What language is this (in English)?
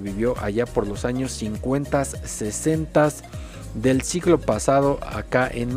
Spanish